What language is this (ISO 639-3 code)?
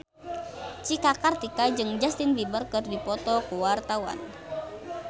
sun